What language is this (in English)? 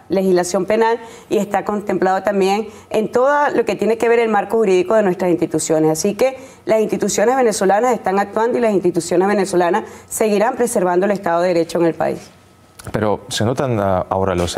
Spanish